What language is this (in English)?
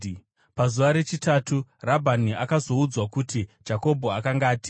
Shona